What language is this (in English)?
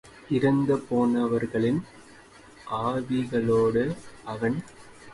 Tamil